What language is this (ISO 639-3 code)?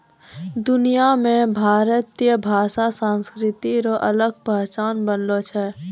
mai